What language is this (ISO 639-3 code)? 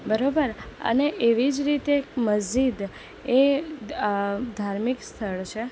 guj